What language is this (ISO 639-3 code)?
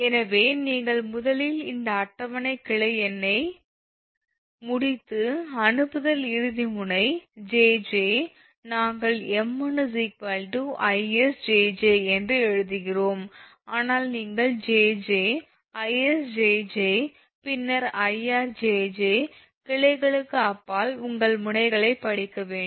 tam